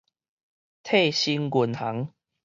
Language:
Min Nan Chinese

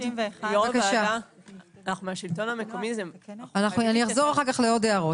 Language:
Hebrew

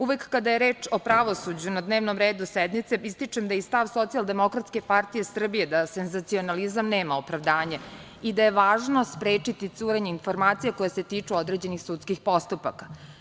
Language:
Serbian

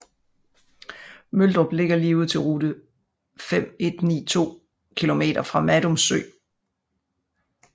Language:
Danish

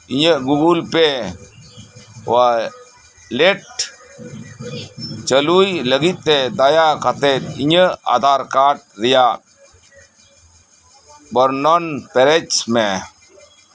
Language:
Santali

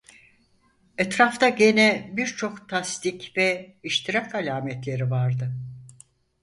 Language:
Turkish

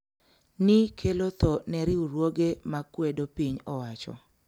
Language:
Luo (Kenya and Tanzania)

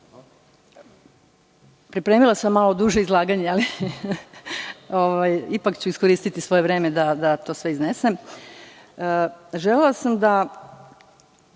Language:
Serbian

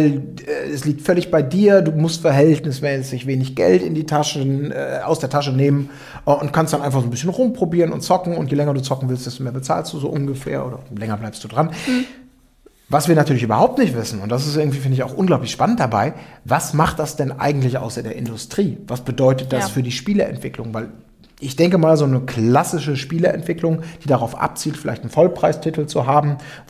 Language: German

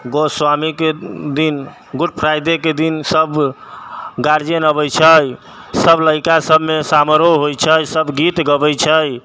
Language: Maithili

